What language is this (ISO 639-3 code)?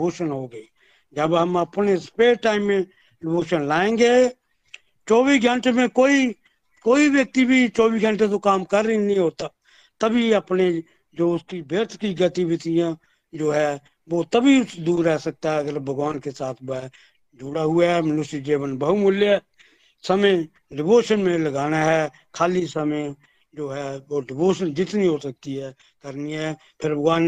hin